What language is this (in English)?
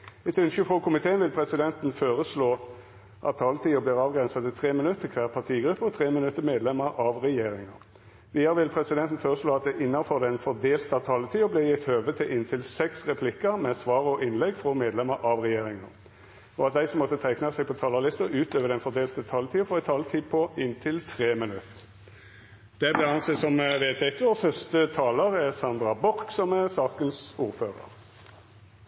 Norwegian